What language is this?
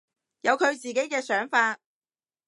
Cantonese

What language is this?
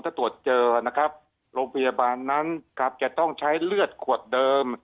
Thai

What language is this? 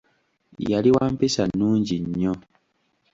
Ganda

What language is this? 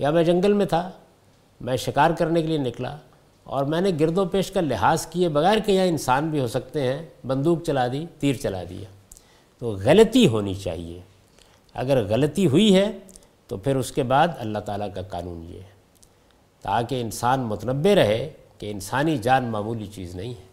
Urdu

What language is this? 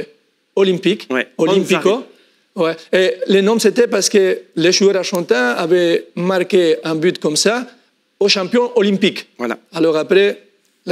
French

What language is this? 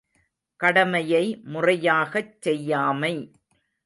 Tamil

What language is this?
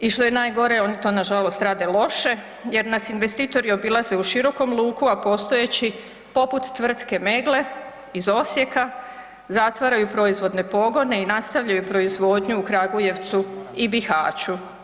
Croatian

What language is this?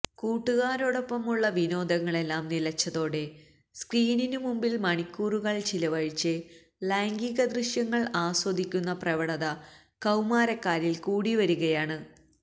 Malayalam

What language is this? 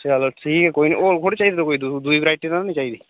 Dogri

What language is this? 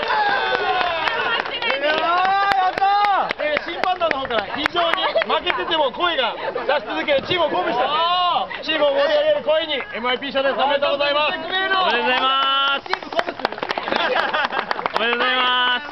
Japanese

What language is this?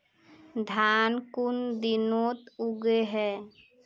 Magahi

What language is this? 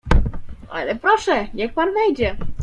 Polish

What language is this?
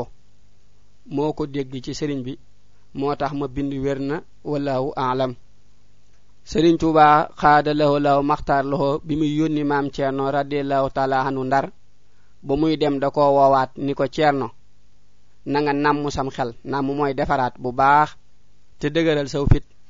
French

